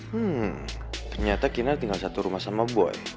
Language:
Indonesian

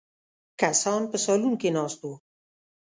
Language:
Pashto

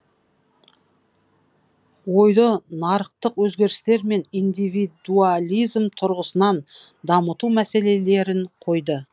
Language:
Kazakh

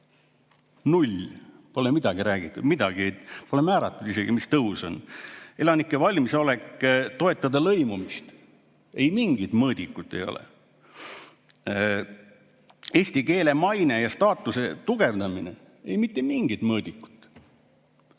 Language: Estonian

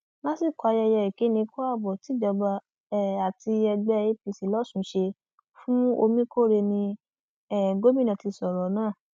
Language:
Yoruba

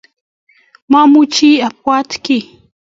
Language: Kalenjin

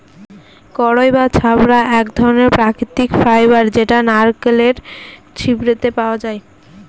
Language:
Bangla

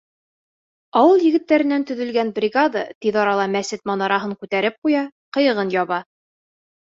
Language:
Bashkir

